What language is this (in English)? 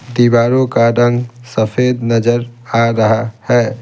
Hindi